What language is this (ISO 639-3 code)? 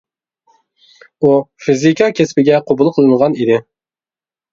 uig